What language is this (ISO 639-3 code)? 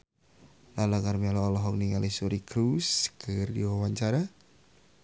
sun